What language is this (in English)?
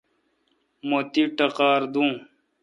Kalkoti